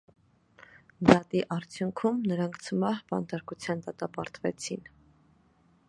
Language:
Armenian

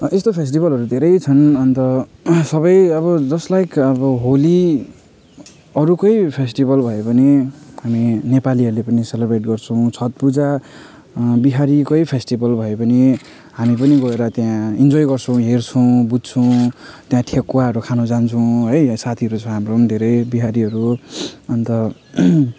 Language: Nepali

